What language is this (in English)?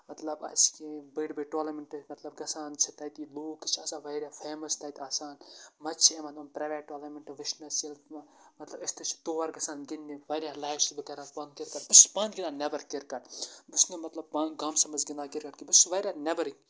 Kashmiri